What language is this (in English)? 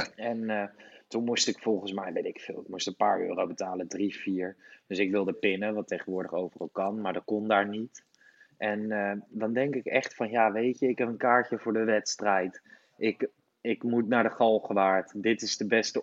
Dutch